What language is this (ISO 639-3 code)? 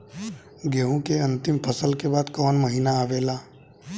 bho